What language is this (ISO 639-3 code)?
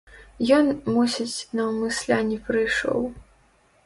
bel